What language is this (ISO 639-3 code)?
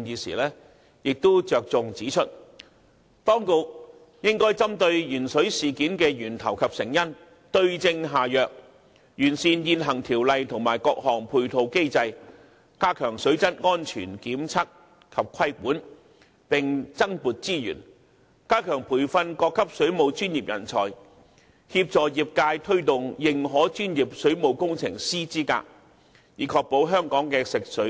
yue